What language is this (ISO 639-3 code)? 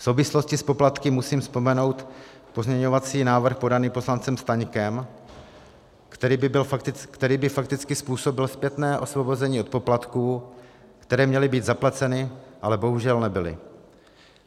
ces